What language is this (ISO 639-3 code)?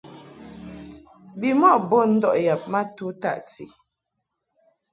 mhk